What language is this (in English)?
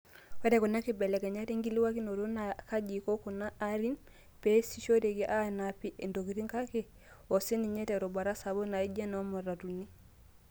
Masai